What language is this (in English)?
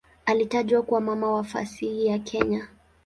Swahili